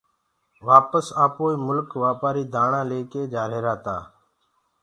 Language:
Gurgula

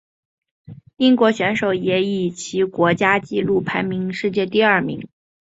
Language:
Chinese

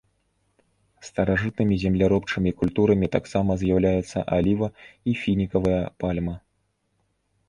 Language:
Belarusian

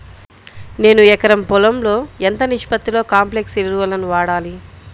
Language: Telugu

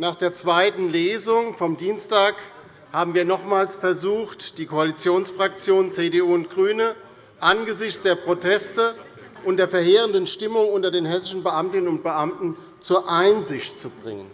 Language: German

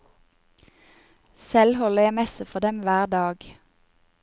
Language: Norwegian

